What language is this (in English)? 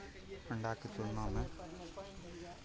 Maithili